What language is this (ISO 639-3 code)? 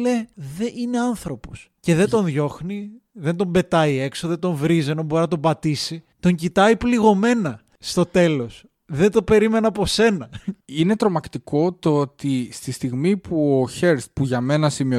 ell